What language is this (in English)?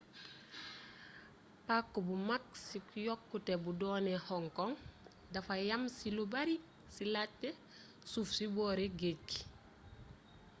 Wolof